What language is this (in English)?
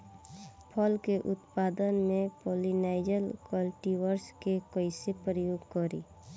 Bhojpuri